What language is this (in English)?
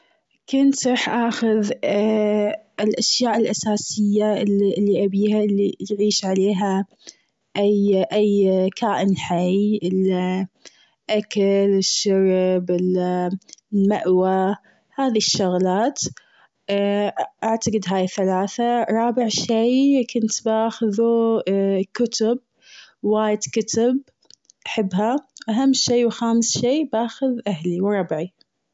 Gulf Arabic